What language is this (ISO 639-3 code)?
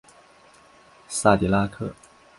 zho